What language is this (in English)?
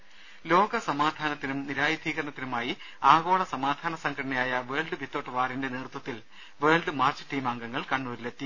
Malayalam